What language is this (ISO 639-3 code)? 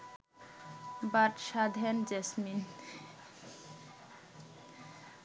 ben